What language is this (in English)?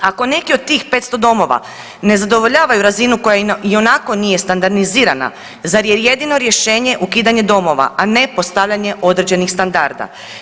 Croatian